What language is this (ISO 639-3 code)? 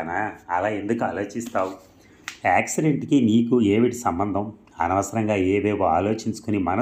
tel